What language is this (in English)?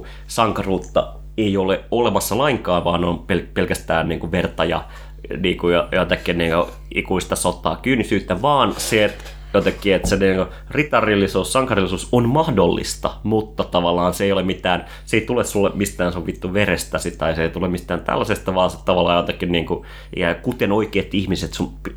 Finnish